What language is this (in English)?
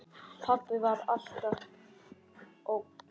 Icelandic